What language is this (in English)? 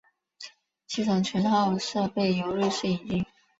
Chinese